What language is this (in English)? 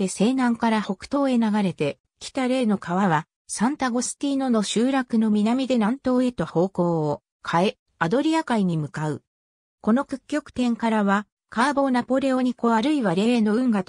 Japanese